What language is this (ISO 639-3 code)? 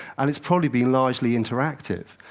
eng